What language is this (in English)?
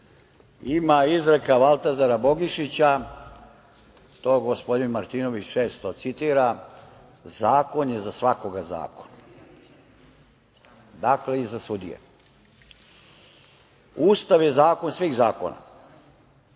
Serbian